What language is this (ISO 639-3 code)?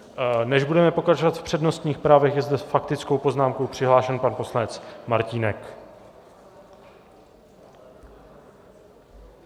ces